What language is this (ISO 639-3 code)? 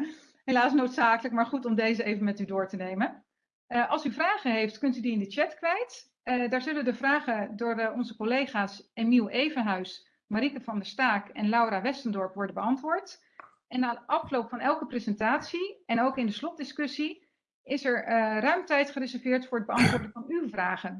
nld